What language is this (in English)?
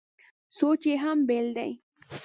Pashto